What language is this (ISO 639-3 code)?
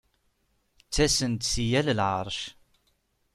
kab